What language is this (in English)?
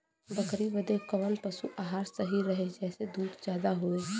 Bhojpuri